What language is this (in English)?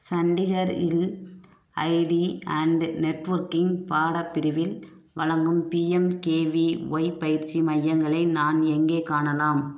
Tamil